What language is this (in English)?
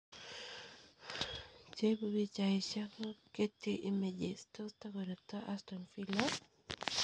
Kalenjin